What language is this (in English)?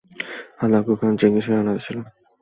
Bangla